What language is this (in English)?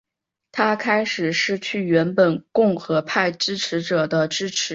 Chinese